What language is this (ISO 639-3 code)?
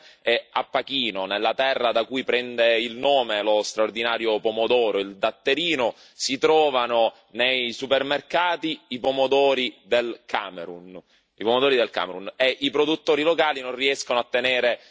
ita